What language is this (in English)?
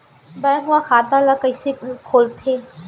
Chhattisgarhi